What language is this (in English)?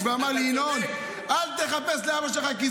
Hebrew